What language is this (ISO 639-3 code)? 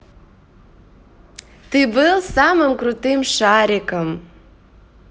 rus